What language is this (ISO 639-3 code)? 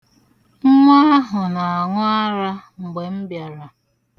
ibo